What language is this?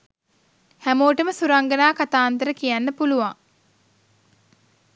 Sinhala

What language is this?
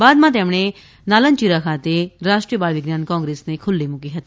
Gujarati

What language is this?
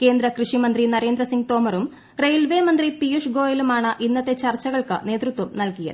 Malayalam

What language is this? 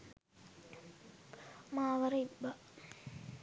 Sinhala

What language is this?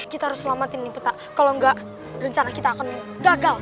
Indonesian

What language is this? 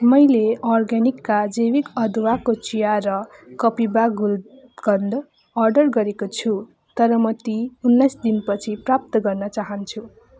Nepali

